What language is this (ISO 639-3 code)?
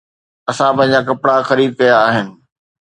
snd